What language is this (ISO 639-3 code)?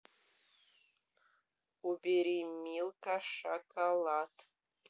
rus